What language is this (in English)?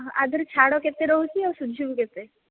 Odia